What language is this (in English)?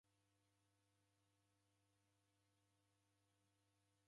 Taita